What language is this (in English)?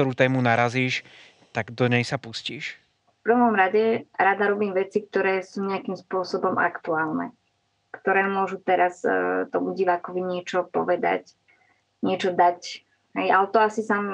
Slovak